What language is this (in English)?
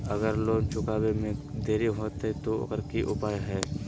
Magahi